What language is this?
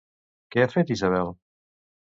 Catalan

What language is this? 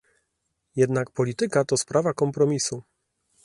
Polish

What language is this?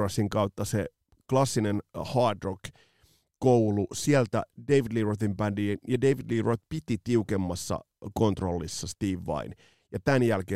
Finnish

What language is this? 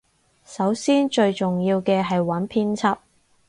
Cantonese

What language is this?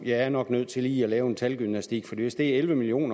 Danish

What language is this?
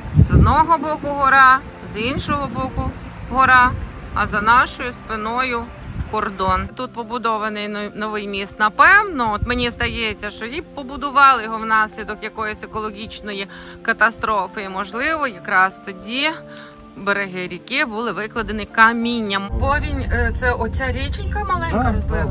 Ukrainian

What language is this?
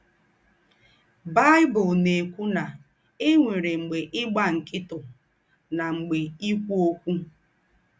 Igbo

